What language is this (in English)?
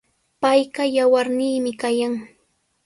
Sihuas Ancash Quechua